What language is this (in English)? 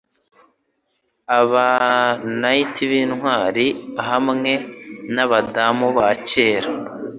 Kinyarwanda